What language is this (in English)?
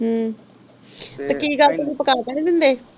Punjabi